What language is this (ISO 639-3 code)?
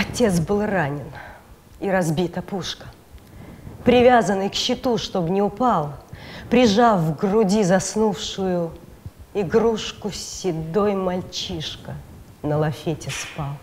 rus